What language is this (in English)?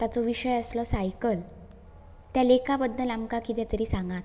Konkani